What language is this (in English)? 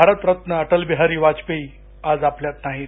Marathi